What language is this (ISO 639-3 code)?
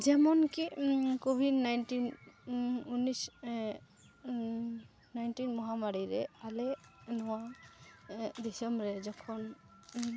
sat